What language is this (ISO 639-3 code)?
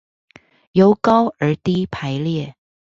zho